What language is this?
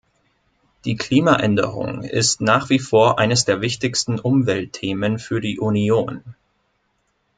German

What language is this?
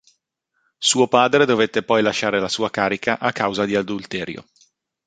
Italian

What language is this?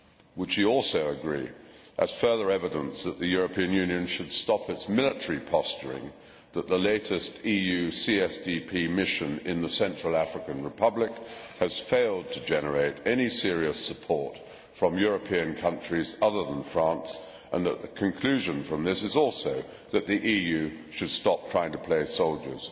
English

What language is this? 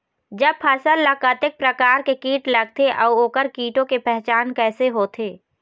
Chhattisgarhi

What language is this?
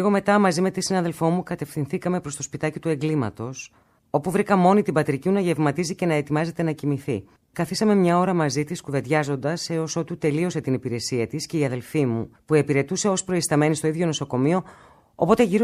Greek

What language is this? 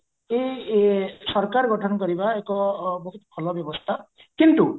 Odia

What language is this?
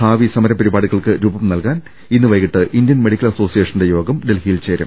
Malayalam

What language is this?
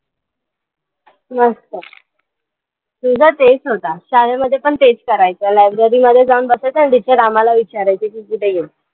Marathi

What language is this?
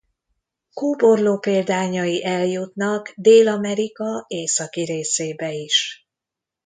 Hungarian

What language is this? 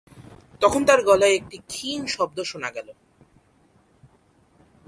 Bangla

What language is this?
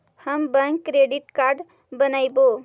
Magahi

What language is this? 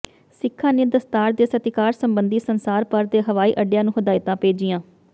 Punjabi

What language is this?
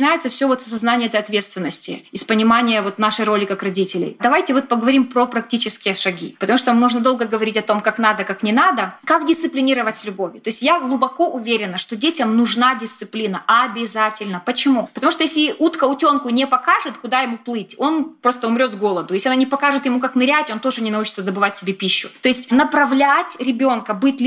Russian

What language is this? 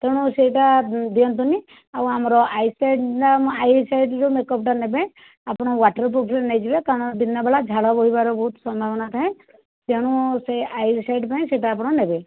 Odia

